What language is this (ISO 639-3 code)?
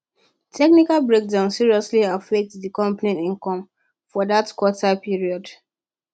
pcm